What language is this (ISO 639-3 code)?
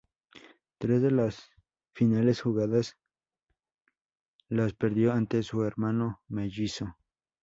spa